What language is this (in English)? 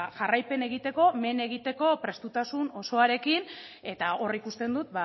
Basque